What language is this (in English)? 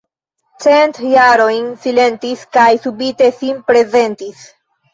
Esperanto